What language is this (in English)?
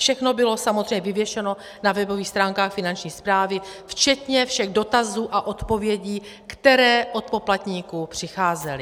Czech